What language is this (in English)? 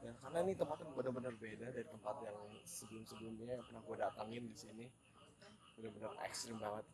Indonesian